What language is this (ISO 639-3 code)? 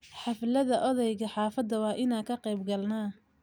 som